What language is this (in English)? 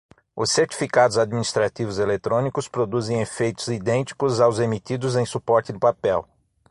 Portuguese